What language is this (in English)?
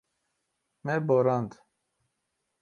Kurdish